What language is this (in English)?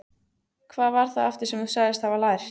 Icelandic